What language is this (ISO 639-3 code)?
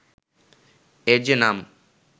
ben